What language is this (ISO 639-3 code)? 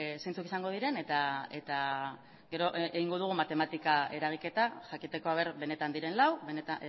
eus